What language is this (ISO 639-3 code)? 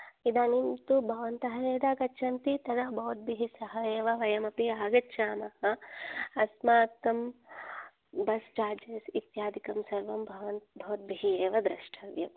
san